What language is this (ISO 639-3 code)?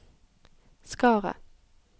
nor